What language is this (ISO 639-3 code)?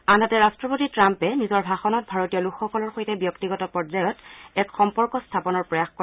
asm